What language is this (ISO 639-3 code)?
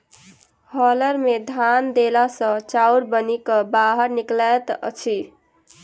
mai